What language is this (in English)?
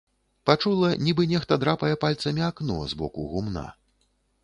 Belarusian